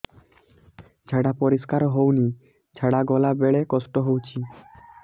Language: Odia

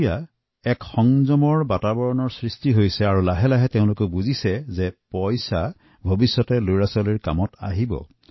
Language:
Assamese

